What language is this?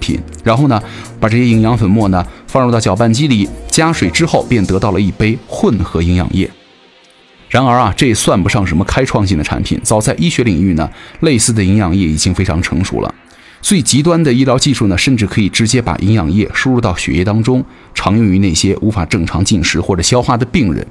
Chinese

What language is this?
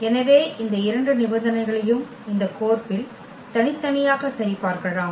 Tamil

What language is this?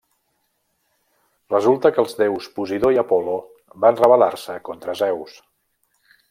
Catalan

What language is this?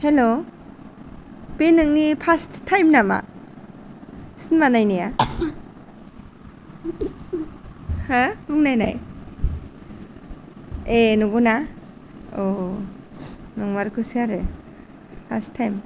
Bodo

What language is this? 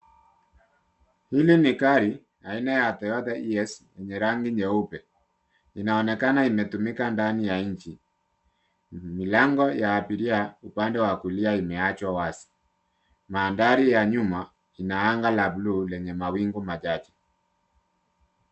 Swahili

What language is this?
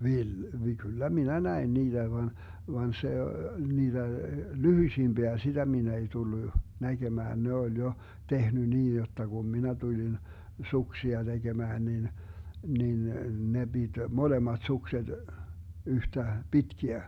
Finnish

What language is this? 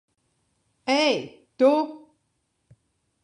Latvian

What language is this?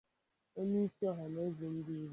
Igbo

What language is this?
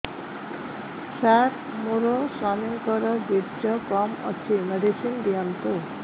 Odia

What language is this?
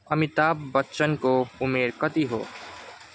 Nepali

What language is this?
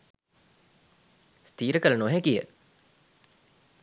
Sinhala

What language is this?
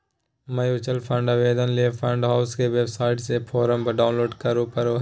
Magahi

